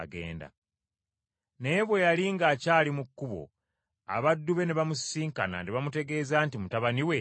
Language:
Ganda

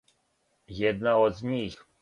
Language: Serbian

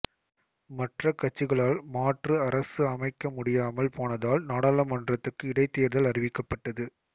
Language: Tamil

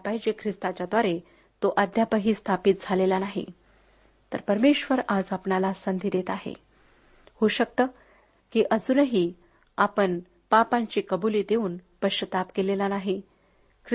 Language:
Marathi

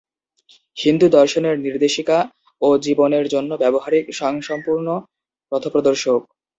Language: Bangla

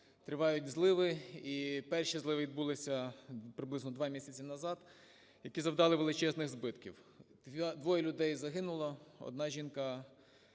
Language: Ukrainian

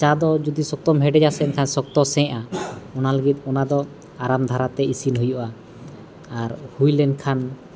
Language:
Santali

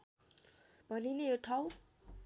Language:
Nepali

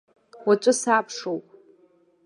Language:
Abkhazian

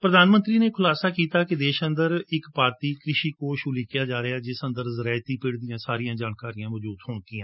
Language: Punjabi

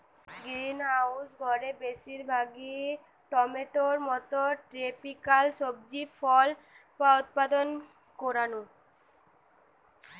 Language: Bangla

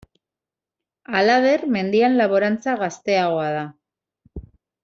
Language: Basque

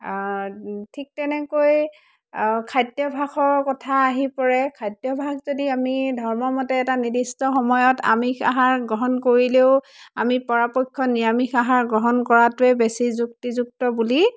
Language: Assamese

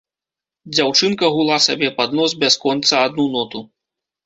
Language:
Belarusian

